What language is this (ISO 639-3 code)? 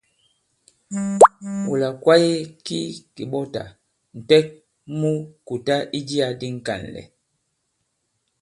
abb